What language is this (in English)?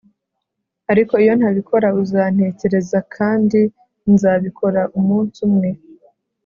Kinyarwanda